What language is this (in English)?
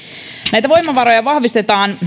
Finnish